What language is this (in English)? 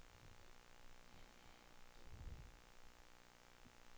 Danish